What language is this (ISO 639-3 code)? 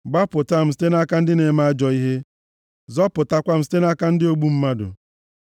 ibo